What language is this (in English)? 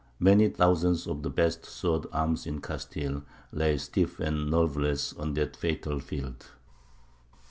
English